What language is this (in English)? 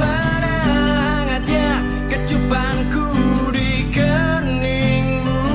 Indonesian